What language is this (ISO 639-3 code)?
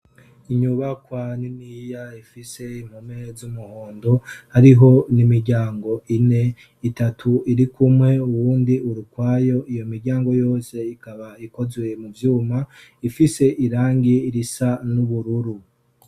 run